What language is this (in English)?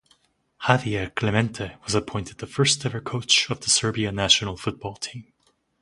English